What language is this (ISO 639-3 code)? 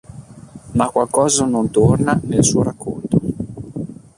ita